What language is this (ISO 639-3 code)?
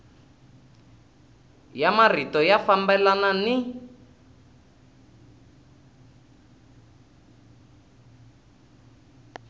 tso